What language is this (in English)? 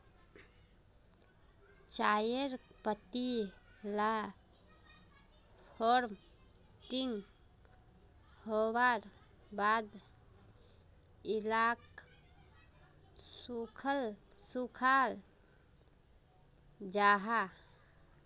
Magahi